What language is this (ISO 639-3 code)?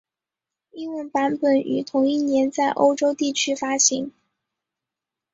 zho